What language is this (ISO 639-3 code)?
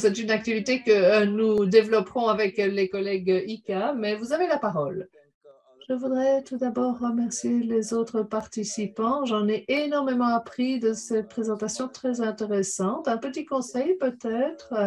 fra